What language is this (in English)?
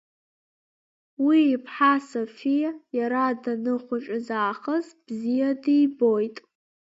Abkhazian